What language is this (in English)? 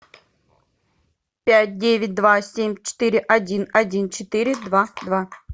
Russian